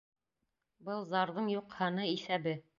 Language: Bashkir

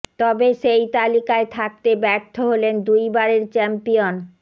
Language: Bangla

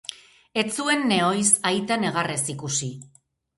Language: Basque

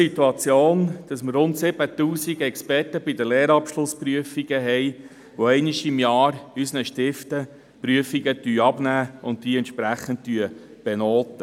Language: Swiss German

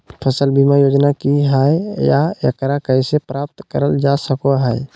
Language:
Magahi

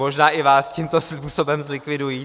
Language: Czech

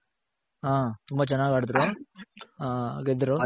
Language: Kannada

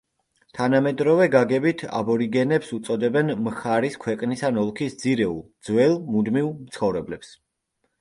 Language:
Georgian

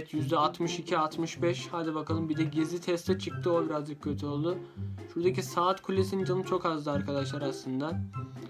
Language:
Turkish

